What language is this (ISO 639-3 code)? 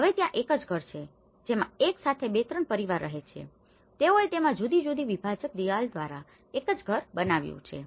guj